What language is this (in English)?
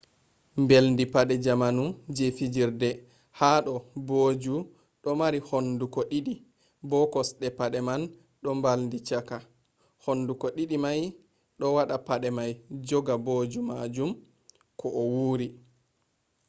Fula